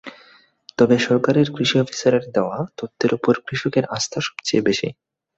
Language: Bangla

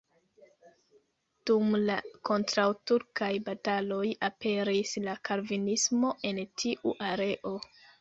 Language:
Esperanto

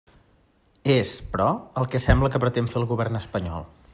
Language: Catalan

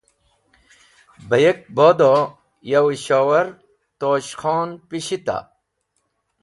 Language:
Wakhi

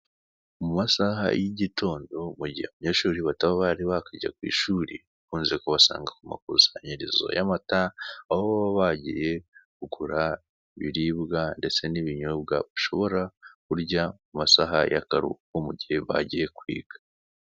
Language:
Kinyarwanda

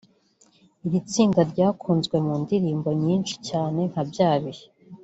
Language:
Kinyarwanda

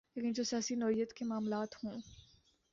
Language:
Urdu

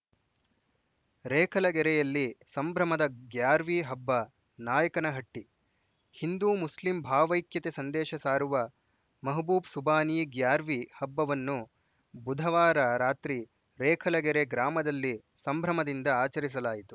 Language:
Kannada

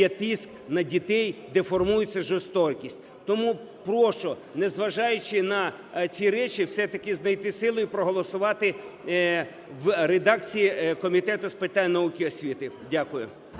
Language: Ukrainian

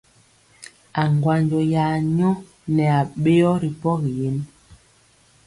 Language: Mpiemo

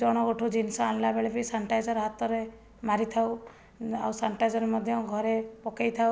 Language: Odia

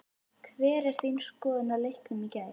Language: Icelandic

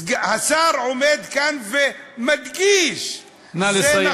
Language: Hebrew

